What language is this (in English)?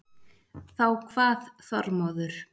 Icelandic